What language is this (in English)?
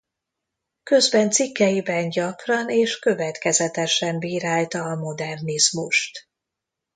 Hungarian